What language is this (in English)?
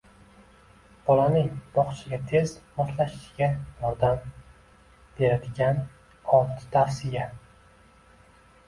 Uzbek